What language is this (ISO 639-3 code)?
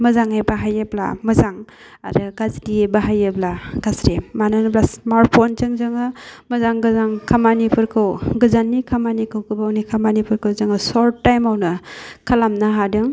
brx